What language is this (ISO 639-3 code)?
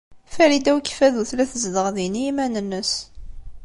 kab